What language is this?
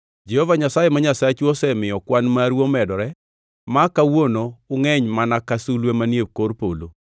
Luo (Kenya and Tanzania)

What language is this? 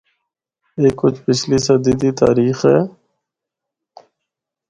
Northern Hindko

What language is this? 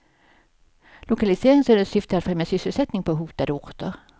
Swedish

